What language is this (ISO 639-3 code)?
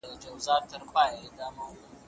pus